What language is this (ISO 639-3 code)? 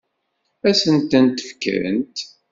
kab